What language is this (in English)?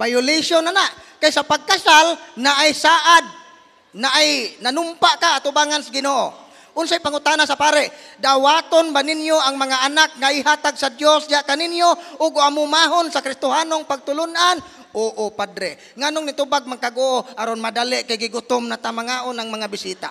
Filipino